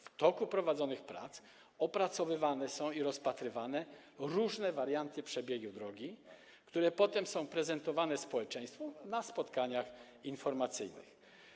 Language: Polish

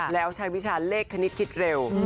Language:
Thai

